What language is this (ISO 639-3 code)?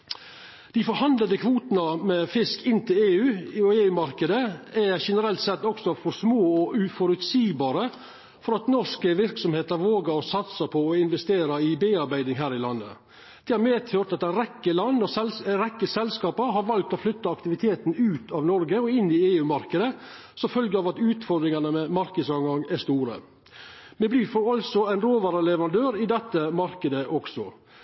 nno